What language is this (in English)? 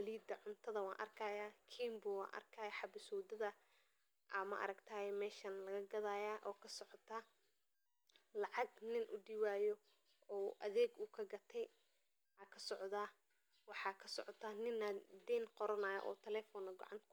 Somali